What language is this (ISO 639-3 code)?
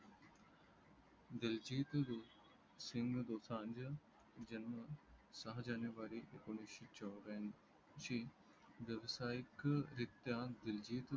mar